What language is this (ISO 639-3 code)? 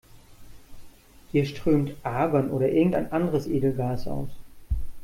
deu